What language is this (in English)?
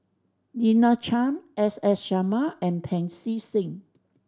English